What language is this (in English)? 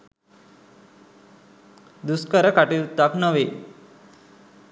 Sinhala